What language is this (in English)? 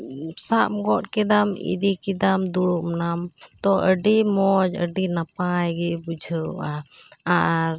Santali